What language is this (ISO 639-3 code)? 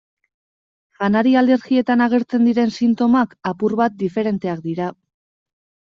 eus